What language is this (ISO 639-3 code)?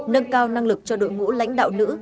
vie